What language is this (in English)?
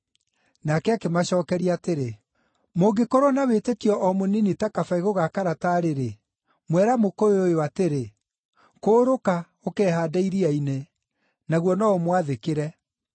Kikuyu